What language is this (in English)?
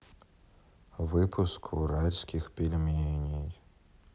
Russian